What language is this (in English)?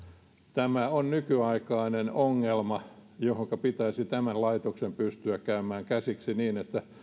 Finnish